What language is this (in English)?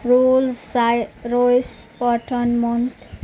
Urdu